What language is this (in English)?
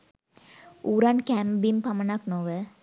Sinhala